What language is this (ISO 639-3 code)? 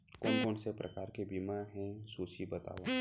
hne